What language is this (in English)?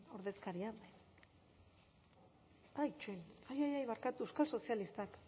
Basque